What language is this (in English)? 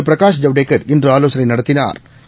Tamil